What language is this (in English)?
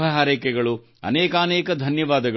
Kannada